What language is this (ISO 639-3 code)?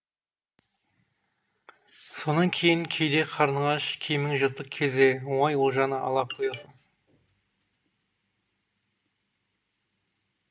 kaz